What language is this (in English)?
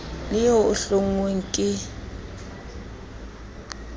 Southern Sotho